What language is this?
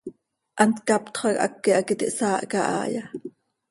Seri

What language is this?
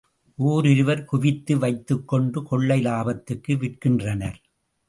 Tamil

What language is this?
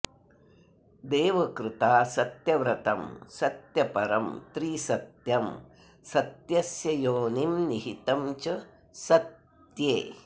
Sanskrit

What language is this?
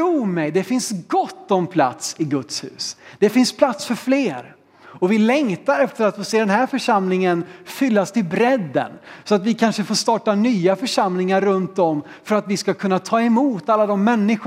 Swedish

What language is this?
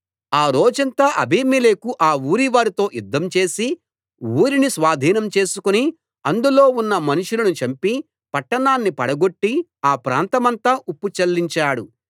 Telugu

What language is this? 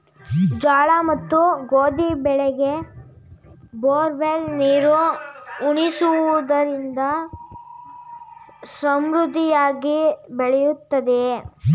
Kannada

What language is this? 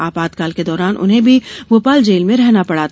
Hindi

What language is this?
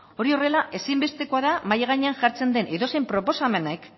Basque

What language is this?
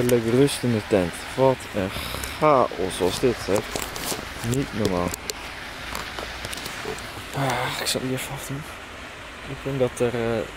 Dutch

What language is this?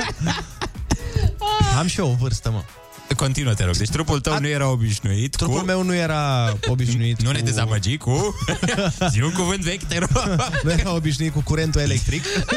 Romanian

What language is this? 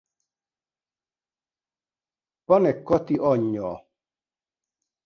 Hungarian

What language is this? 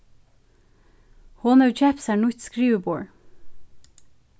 Faroese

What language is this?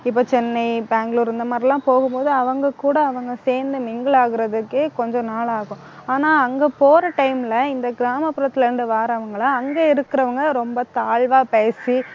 Tamil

